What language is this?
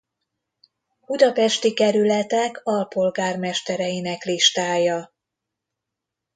Hungarian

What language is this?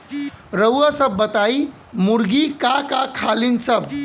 Bhojpuri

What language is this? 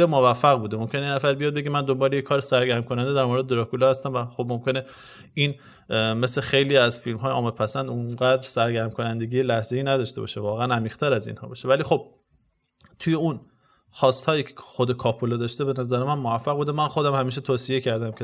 Persian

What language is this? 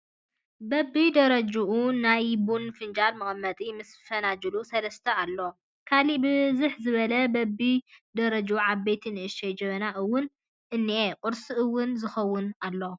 Tigrinya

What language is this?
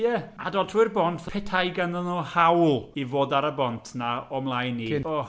Welsh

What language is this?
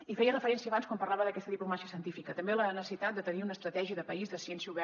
Catalan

